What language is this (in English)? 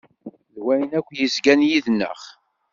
Kabyle